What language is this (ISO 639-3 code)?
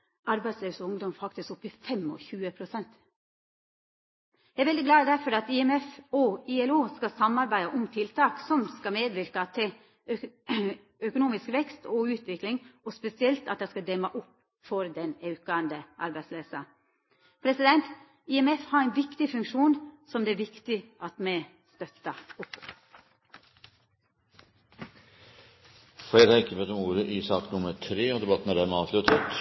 nor